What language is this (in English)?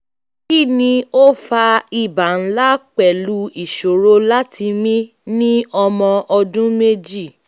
Yoruba